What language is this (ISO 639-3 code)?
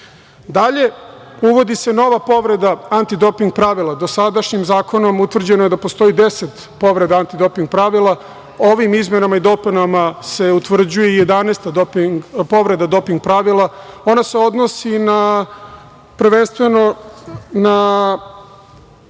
srp